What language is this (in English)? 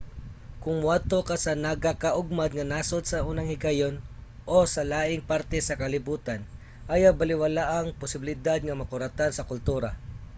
Cebuano